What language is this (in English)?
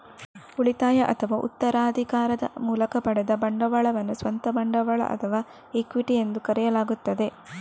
Kannada